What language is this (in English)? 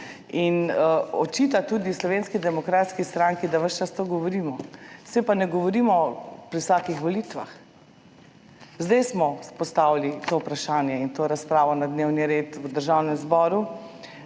Slovenian